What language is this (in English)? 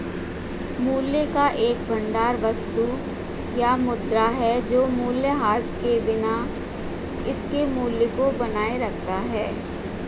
Hindi